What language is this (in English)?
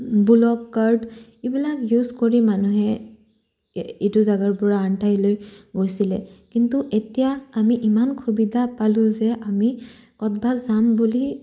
Assamese